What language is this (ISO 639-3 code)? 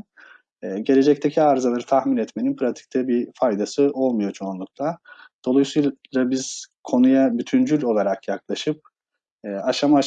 tur